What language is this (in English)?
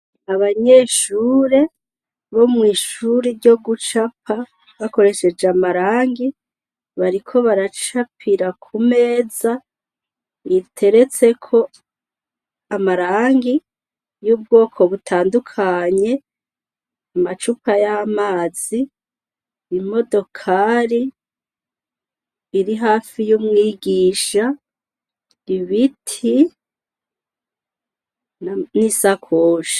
Rundi